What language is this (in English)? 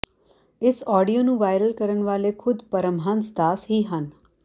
Punjabi